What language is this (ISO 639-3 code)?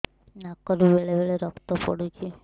ori